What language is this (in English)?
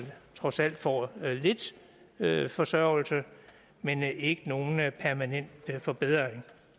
Danish